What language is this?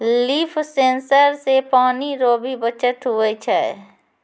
Maithili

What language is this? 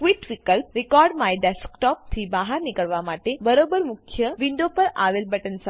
Gujarati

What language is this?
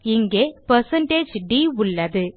Tamil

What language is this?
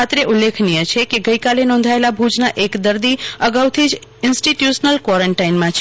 Gujarati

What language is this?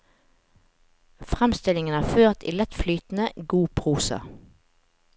Norwegian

